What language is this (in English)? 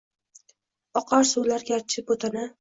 Uzbek